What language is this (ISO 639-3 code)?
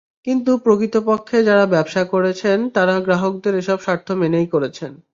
ben